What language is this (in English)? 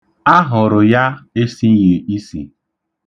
Igbo